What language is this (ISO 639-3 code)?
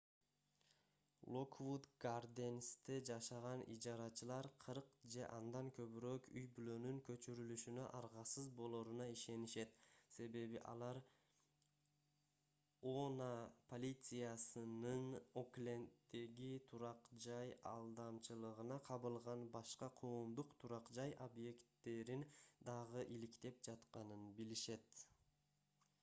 kir